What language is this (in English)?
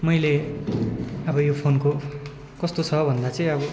Nepali